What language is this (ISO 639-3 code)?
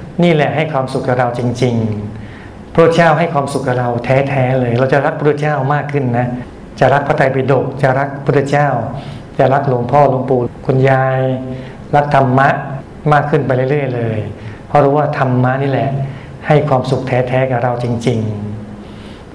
tha